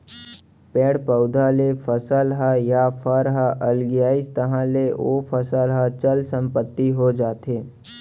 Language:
Chhattisgarhi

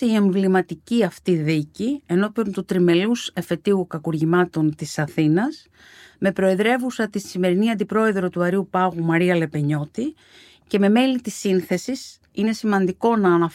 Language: Greek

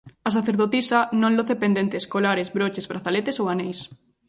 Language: Galician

